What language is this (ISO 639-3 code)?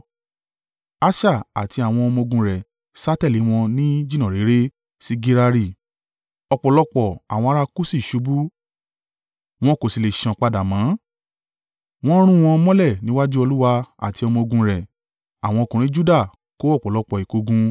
yor